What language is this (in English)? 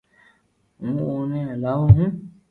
Loarki